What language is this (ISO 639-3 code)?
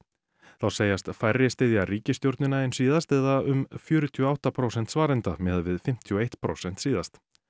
isl